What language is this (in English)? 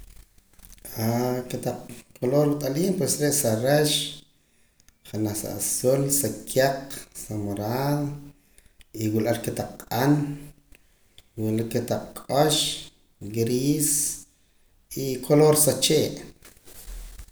Poqomam